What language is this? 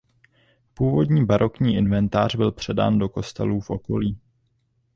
Czech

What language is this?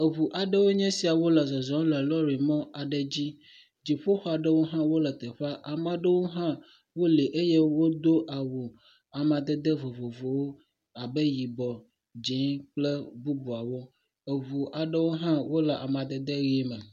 Ewe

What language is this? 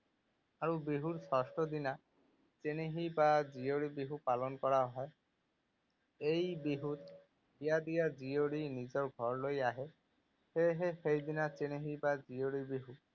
Assamese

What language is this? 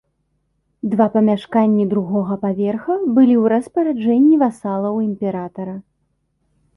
Belarusian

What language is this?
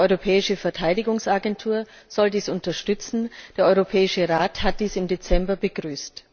German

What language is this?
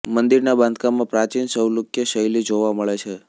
Gujarati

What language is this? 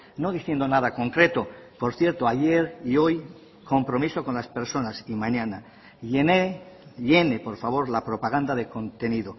Spanish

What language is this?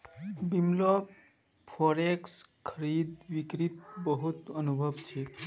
Magahi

